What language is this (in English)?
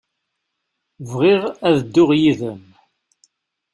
Kabyle